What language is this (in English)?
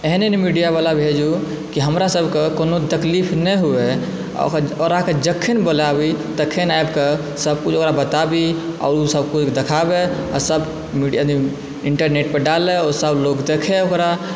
Maithili